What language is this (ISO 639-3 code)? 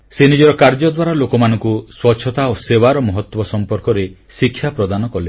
ori